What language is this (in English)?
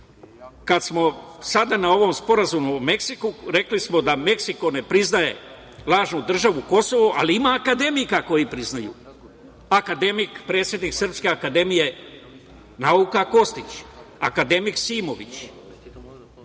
Serbian